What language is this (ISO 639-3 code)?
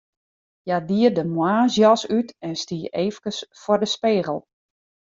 fry